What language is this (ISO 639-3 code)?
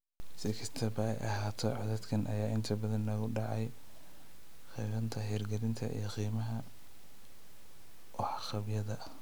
som